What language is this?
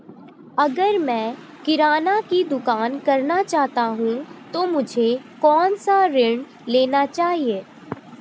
Hindi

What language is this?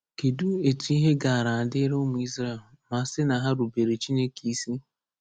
Igbo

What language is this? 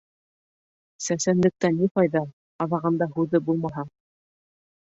Bashkir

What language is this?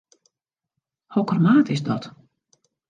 Western Frisian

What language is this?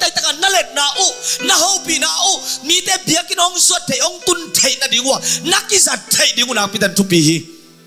Indonesian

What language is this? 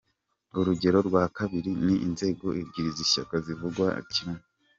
Kinyarwanda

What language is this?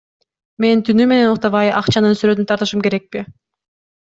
Kyrgyz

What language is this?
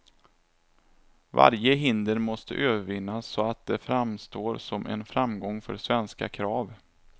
Swedish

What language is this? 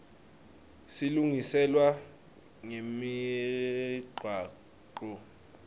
Swati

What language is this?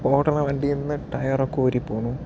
Malayalam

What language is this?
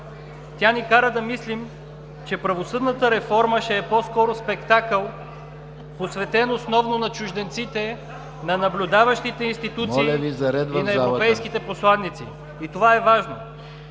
Bulgarian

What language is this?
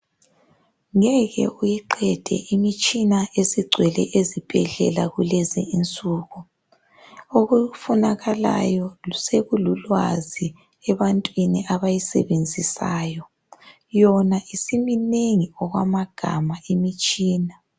North Ndebele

